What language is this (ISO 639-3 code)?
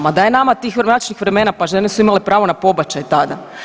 hrv